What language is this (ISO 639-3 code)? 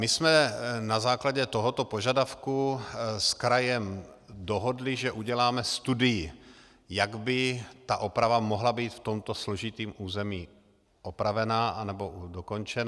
ces